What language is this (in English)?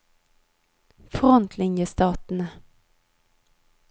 Norwegian